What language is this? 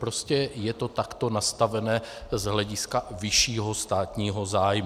Czech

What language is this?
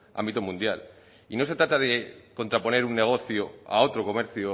Spanish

